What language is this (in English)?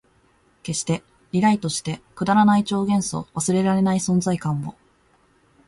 Japanese